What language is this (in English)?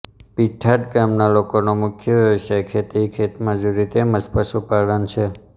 Gujarati